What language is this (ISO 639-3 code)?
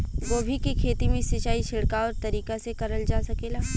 bho